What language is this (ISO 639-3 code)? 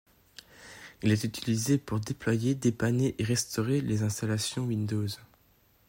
fra